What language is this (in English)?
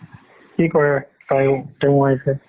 Assamese